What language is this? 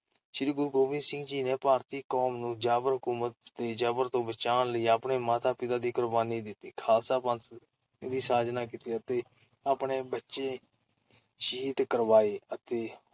Punjabi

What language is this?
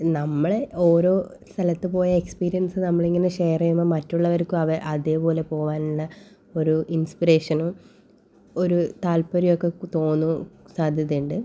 Malayalam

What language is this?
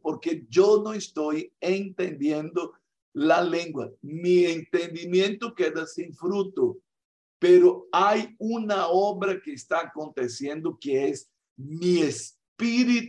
Spanish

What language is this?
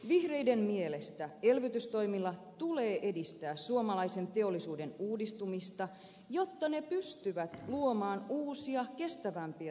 Finnish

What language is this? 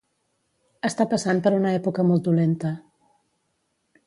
Catalan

